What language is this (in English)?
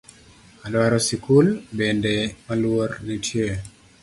Luo (Kenya and Tanzania)